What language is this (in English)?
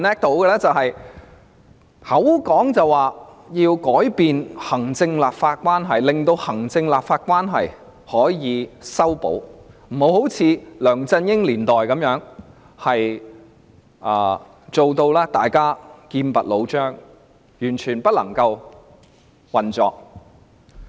Cantonese